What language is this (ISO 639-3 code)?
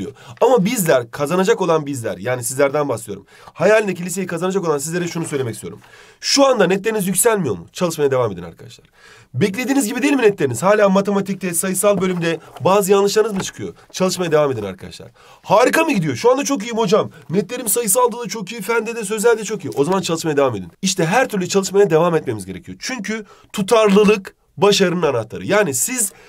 tur